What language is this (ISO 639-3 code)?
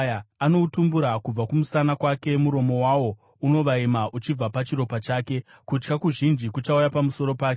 sna